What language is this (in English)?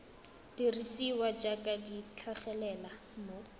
Tswana